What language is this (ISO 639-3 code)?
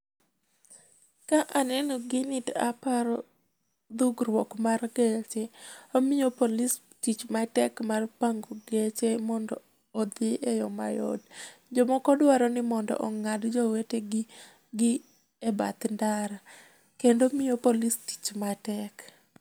luo